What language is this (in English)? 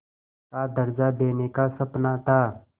Hindi